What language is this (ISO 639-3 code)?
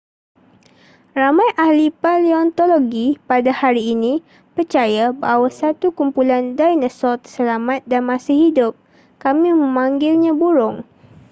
msa